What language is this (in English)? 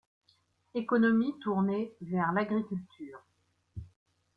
French